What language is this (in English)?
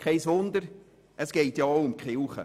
Swiss German